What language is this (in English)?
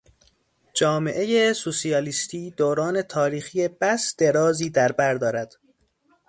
Persian